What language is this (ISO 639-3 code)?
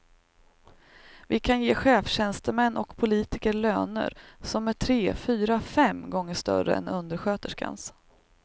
swe